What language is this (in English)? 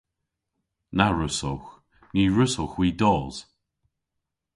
Cornish